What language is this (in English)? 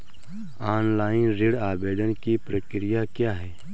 Hindi